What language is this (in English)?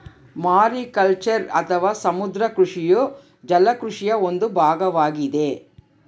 Kannada